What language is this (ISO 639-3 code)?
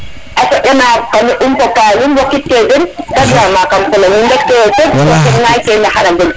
srr